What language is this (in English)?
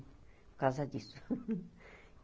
Portuguese